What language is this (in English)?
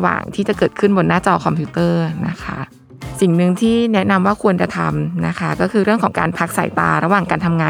Thai